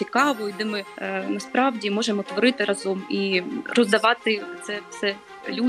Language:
Ukrainian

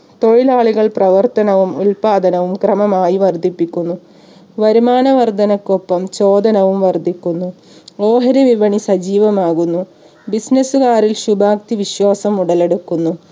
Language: Malayalam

